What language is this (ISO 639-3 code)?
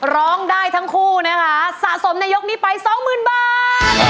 tha